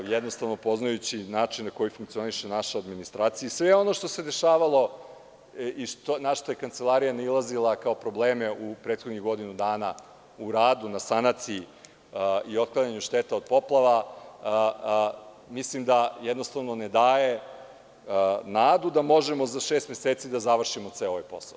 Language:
Serbian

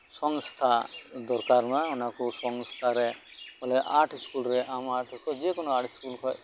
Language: Santali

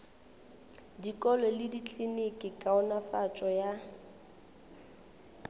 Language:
Northern Sotho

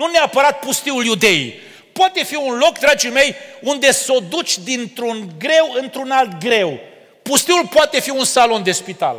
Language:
Romanian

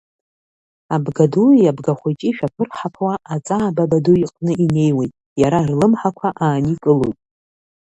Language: Abkhazian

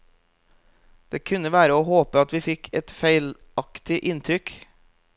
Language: Norwegian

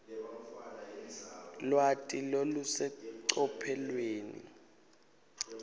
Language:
Swati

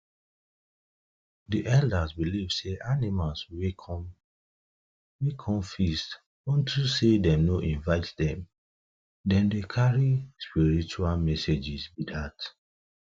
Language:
Nigerian Pidgin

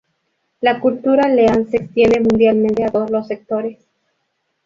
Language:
Spanish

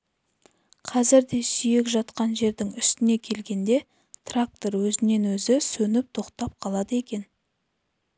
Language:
Kazakh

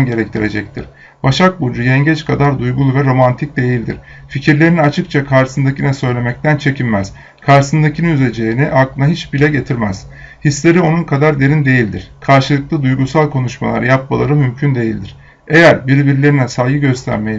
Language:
Turkish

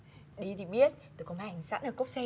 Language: Vietnamese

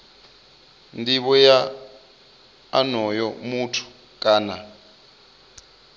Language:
Venda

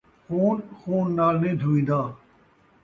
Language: Saraiki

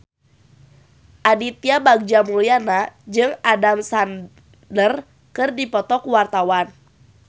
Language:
Sundanese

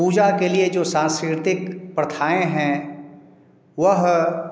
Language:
Hindi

